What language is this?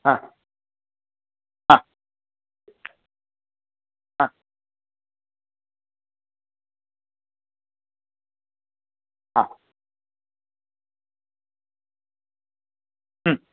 Sanskrit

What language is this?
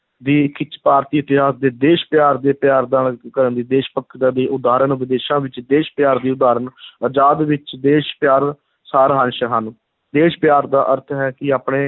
Punjabi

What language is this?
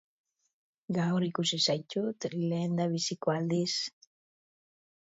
Basque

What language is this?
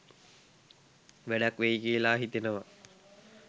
Sinhala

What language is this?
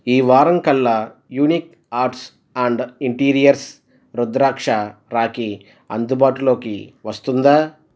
Telugu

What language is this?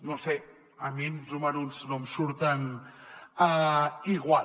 Catalan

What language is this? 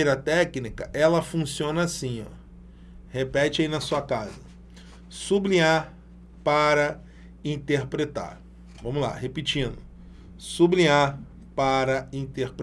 Portuguese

